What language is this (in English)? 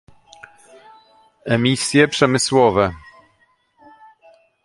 Polish